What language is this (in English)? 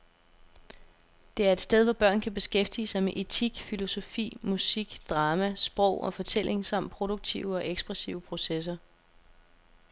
Danish